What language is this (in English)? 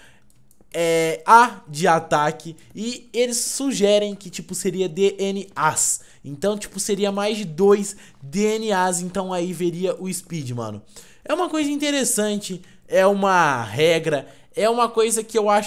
Portuguese